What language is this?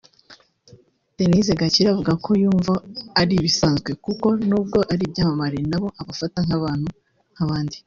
Kinyarwanda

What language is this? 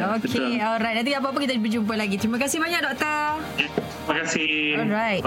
Malay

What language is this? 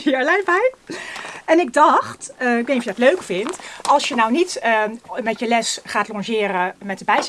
Dutch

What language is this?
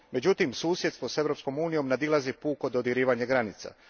Croatian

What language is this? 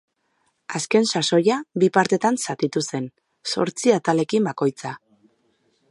Basque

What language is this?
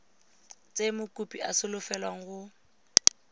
Tswana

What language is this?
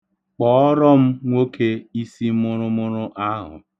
Igbo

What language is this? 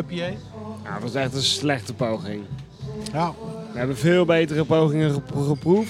Dutch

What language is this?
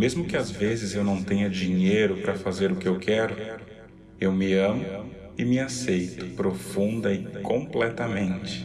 Portuguese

